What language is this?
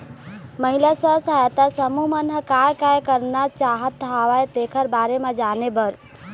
Chhattisgarhi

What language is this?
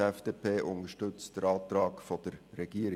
Swiss German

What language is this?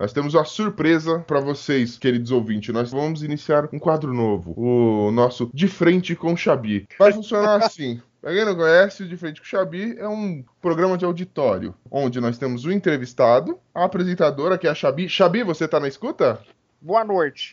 Portuguese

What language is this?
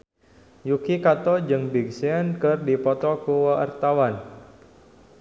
Sundanese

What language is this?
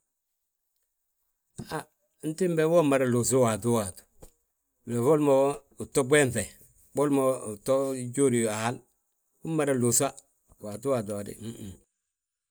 Balanta-Ganja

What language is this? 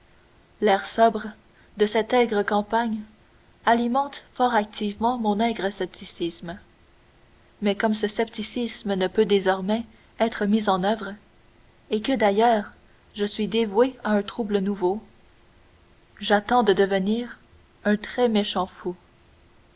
French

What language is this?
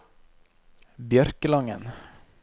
Norwegian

